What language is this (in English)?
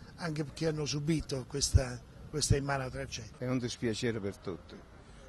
Italian